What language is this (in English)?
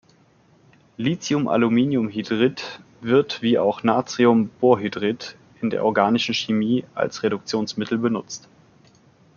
German